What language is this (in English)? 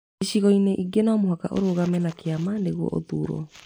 Kikuyu